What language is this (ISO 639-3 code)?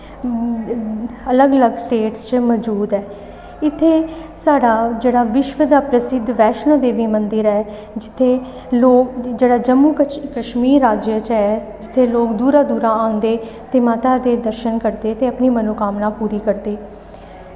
doi